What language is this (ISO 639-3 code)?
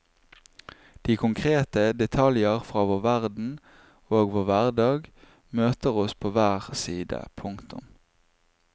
nor